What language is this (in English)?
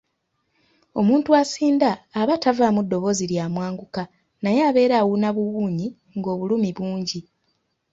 Ganda